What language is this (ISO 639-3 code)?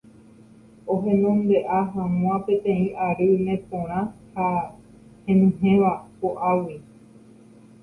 grn